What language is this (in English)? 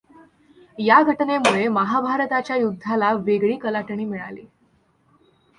Marathi